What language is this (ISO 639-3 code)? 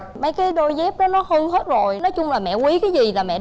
vie